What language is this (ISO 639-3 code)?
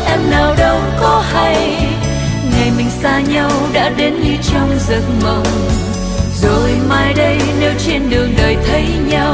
vie